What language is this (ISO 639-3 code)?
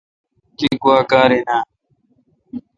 xka